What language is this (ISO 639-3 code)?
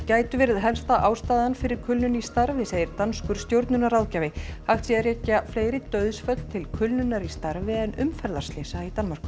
isl